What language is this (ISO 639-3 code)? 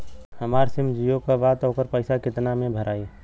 bho